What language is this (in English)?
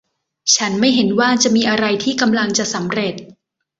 Thai